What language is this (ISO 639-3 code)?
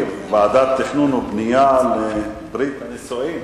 heb